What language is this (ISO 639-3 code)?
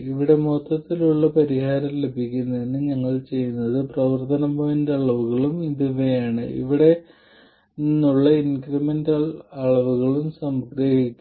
mal